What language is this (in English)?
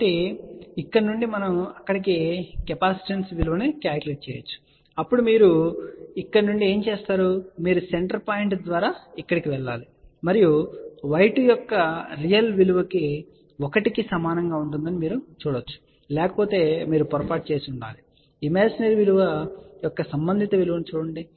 Telugu